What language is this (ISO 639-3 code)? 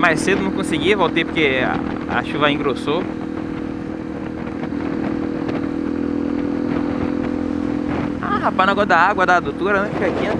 por